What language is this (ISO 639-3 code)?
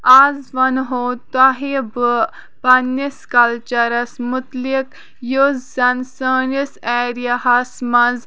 kas